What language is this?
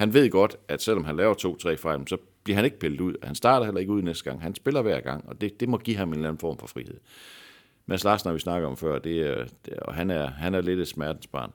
Danish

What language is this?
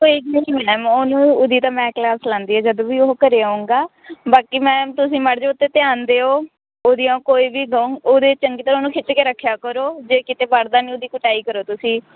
Punjabi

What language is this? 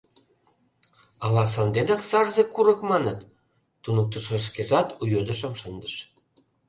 Mari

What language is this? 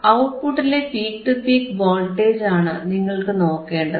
Malayalam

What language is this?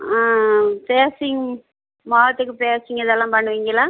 Tamil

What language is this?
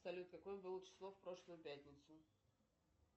Russian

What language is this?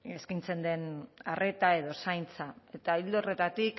Basque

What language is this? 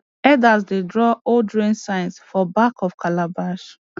Nigerian Pidgin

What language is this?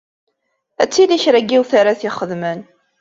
Kabyle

